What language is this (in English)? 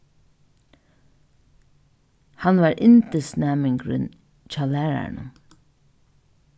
Faroese